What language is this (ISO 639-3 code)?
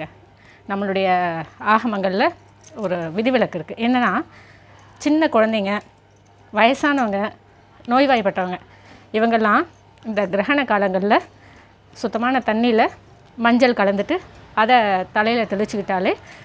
tam